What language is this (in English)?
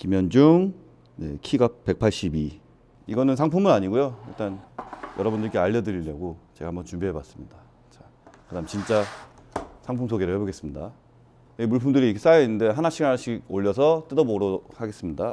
Korean